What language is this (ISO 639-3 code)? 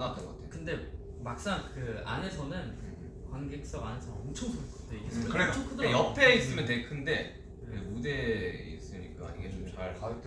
kor